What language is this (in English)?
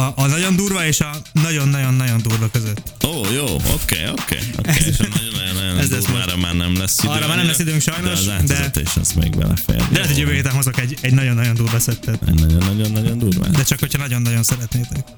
Hungarian